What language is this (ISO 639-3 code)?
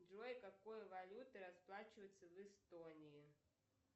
rus